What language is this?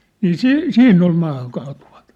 Finnish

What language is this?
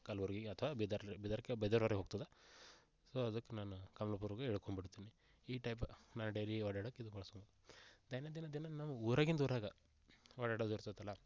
Kannada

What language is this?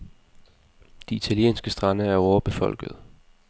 Danish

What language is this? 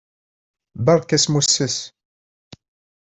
Kabyle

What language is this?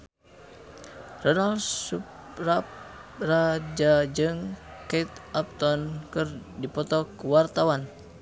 Sundanese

